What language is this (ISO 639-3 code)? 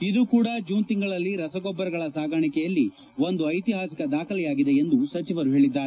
kan